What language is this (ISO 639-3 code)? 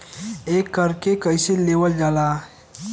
bho